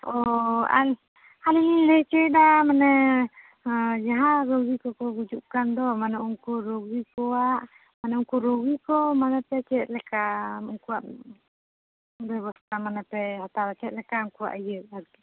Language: Santali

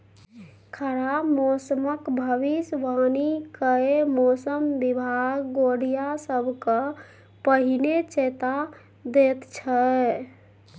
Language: Maithili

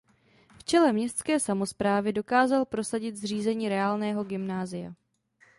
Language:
Czech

